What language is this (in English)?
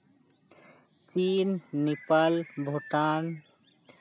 Santali